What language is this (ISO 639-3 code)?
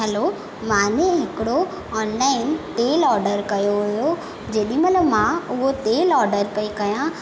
snd